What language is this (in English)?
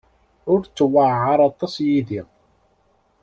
Kabyle